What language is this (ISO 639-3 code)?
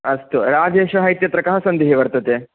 san